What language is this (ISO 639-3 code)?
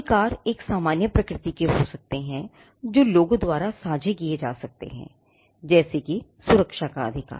hin